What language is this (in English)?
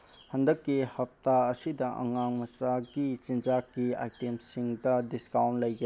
Manipuri